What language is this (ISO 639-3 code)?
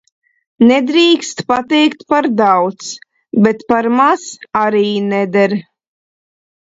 lav